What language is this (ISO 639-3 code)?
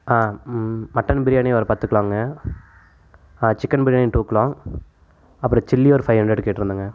tam